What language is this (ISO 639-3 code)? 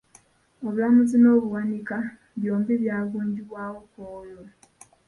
lug